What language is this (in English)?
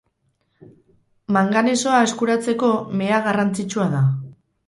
Basque